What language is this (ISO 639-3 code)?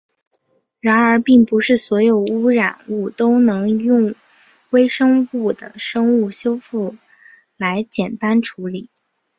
zho